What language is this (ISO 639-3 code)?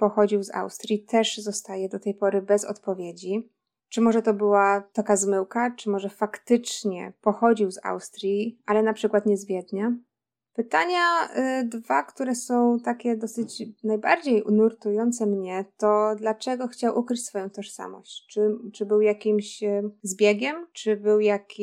pol